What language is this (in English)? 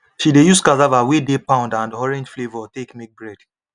Nigerian Pidgin